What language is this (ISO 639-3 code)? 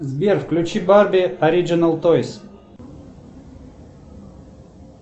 rus